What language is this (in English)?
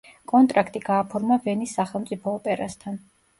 Georgian